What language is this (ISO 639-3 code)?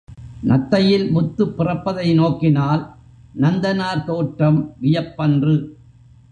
tam